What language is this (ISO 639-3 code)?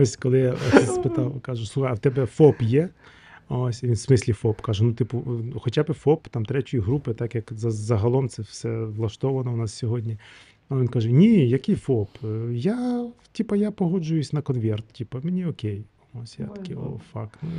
ukr